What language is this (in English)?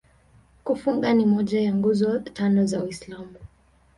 Swahili